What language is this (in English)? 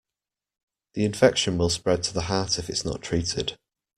English